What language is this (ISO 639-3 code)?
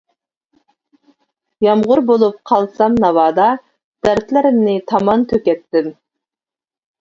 uig